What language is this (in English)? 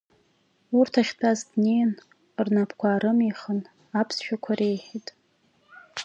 Abkhazian